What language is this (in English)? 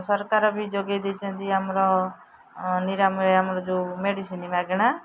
Odia